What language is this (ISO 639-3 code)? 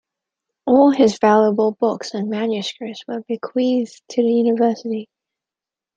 eng